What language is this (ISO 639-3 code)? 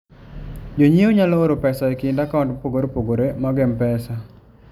luo